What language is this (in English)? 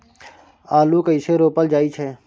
Maithili